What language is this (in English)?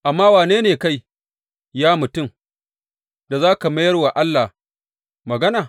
Hausa